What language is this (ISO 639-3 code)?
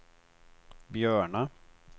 swe